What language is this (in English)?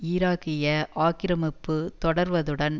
Tamil